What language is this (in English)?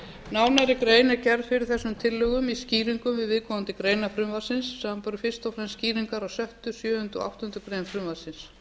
Icelandic